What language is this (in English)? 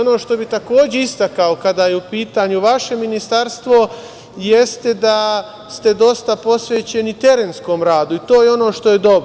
Serbian